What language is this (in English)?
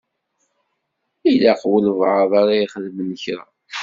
Kabyle